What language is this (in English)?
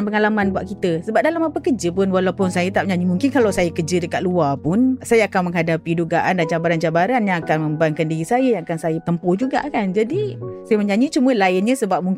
Malay